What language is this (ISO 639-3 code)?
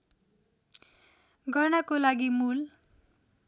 nep